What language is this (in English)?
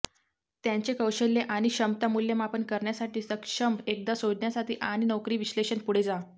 Marathi